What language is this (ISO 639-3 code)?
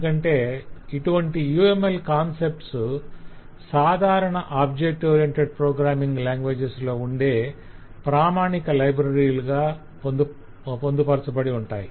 tel